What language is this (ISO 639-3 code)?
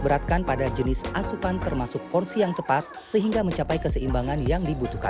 ind